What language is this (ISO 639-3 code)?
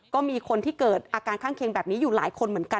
tha